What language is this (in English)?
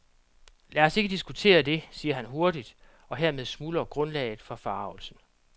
Danish